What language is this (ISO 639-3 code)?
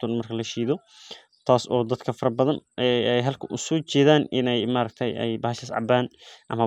som